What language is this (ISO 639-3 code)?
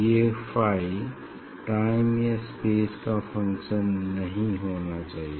hin